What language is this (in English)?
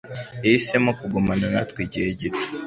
Kinyarwanda